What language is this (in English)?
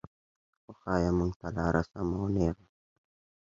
Pashto